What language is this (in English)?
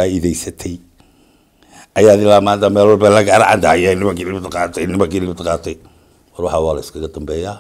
Arabic